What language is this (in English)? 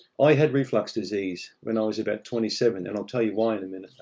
English